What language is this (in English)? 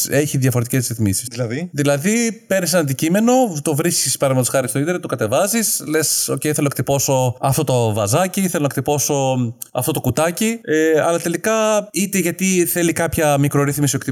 Greek